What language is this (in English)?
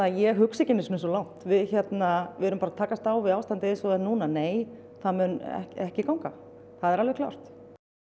Icelandic